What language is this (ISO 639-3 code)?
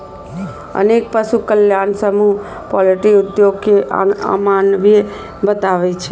mai